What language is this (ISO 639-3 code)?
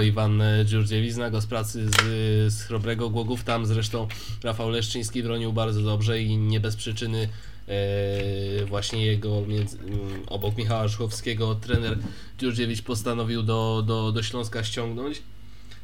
pol